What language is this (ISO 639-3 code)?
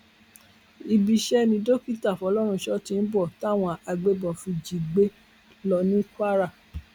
yor